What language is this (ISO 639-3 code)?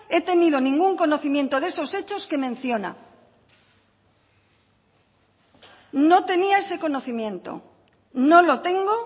spa